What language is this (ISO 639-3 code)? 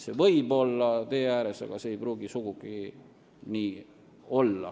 est